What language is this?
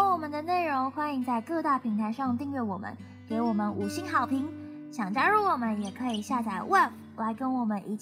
Chinese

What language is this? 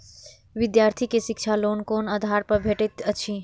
Maithili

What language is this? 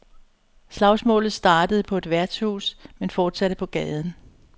Danish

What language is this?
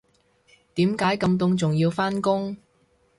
Cantonese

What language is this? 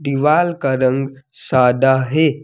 Hindi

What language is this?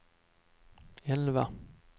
Swedish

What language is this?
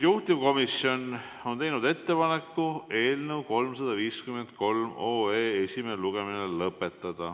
Estonian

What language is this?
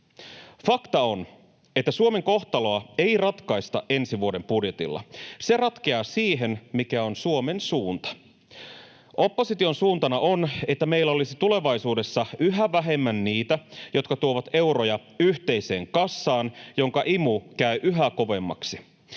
Finnish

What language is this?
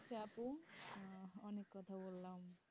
Bangla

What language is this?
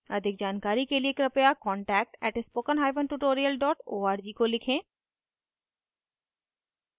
Hindi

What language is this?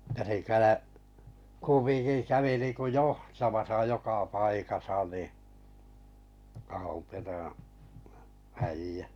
Finnish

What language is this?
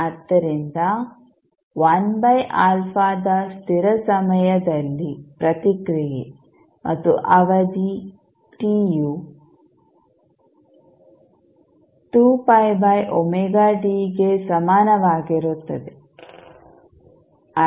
Kannada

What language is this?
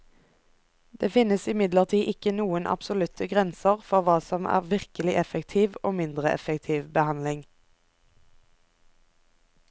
Norwegian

